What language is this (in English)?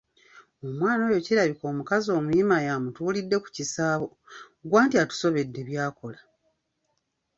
Ganda